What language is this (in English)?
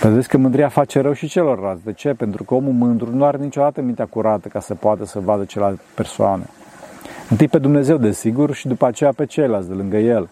Romanian